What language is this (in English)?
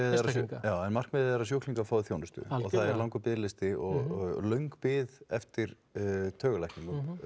Icelandic